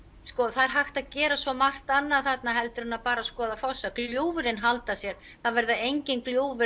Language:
Icelandic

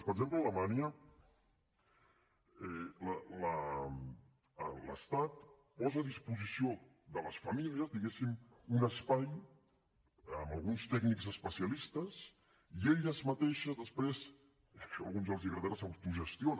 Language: Catalan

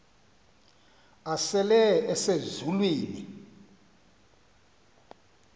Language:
Xhosa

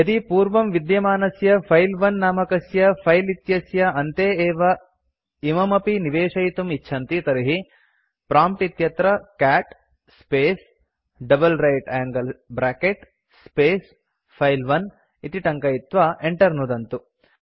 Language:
Sanskrit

